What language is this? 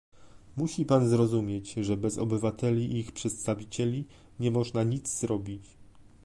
Polish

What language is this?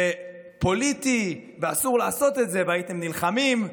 Hebrew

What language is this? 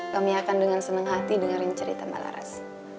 Indonesian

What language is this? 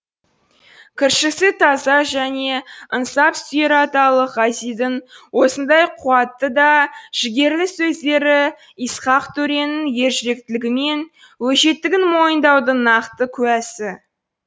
Kazakh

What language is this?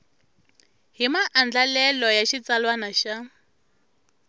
Tsonga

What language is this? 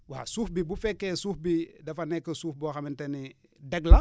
Wolof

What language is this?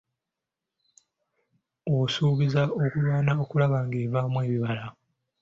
Ganda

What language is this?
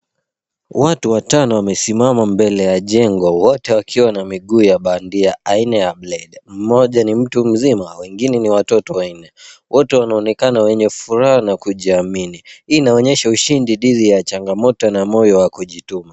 Swahili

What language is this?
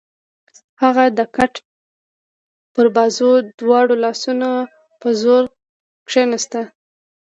Pashto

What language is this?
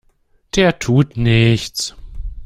German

